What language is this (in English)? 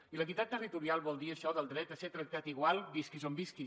Catalan